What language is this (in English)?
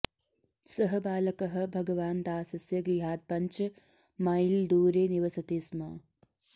Sanskrit